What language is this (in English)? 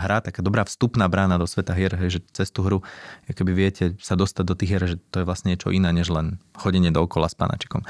Slovak